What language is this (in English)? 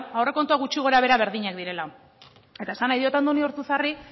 Basque